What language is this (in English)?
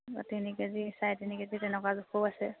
Assamese